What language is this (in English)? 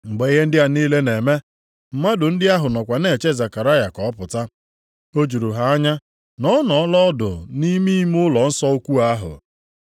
Igbo